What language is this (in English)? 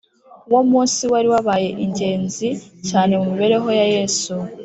Kinyarwanda